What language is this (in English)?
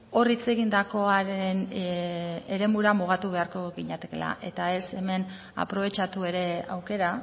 Basque